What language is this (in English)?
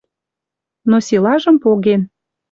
Western Mari